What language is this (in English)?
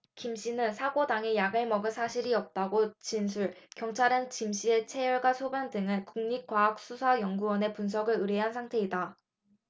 Korean